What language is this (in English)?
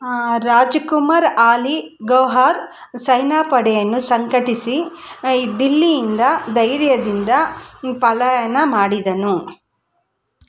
Kannada